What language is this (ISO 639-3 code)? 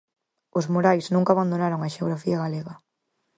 glg